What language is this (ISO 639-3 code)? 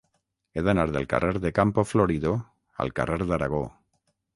cat